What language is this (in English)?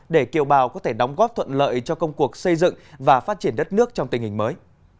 Vietnamese